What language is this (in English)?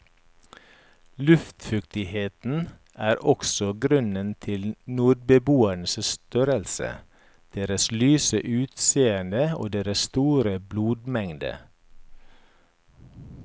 Norwegian